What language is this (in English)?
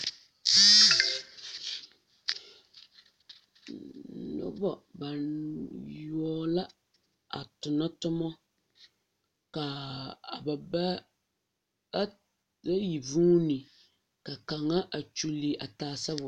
Southern Dagaare